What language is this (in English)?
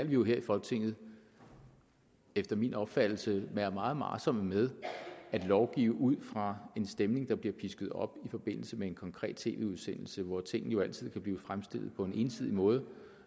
Danish